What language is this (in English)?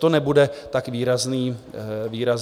Czech